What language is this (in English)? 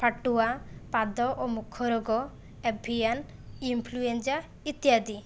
Odia